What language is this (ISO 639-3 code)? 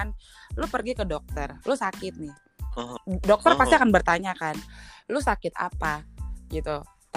ind